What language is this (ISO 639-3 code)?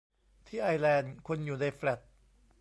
tha